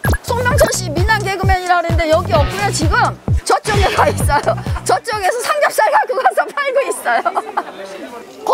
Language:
Korean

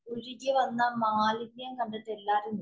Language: Malayalam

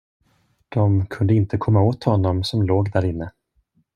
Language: Swedish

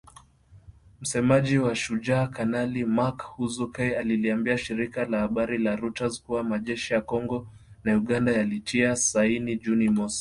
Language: Swahili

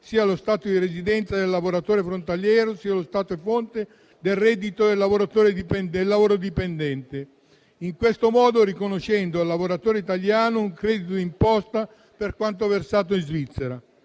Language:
Italian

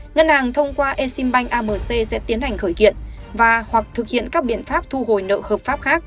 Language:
Vietnamese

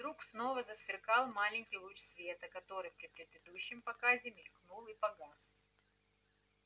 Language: Russian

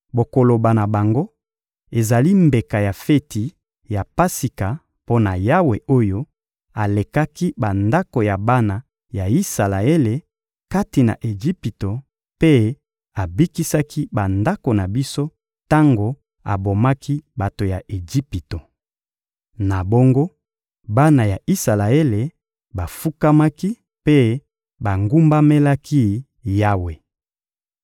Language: Lingala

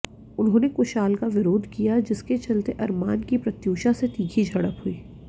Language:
Hindi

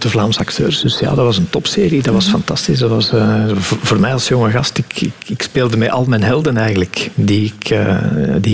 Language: Dutch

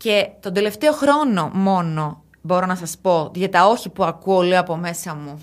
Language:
Greek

